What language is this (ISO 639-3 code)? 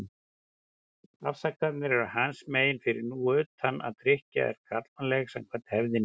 isl